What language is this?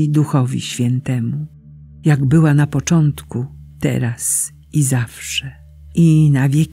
Polish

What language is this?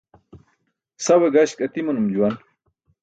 Burushaski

